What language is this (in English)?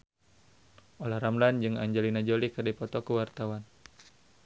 Sundanese